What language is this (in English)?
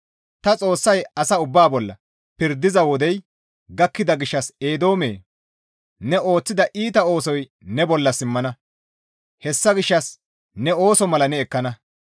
Gamo